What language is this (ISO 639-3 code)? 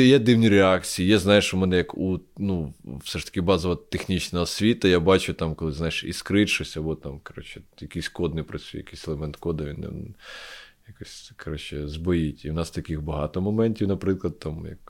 ukr